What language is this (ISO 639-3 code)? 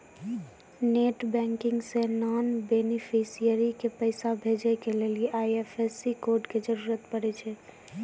mai